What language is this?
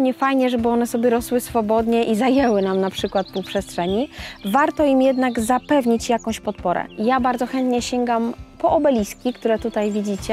Polish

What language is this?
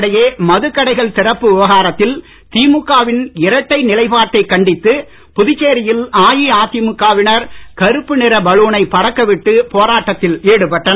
Tamil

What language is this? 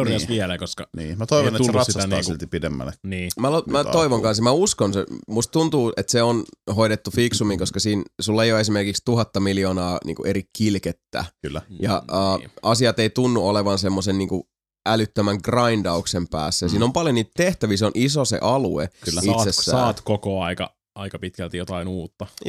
Finnish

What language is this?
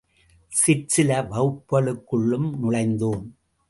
Tamil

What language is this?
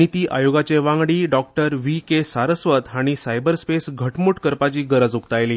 Konkani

